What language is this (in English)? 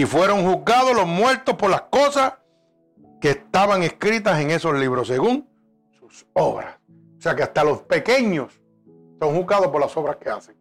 Spanish